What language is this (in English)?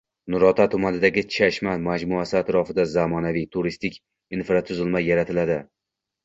Uzbek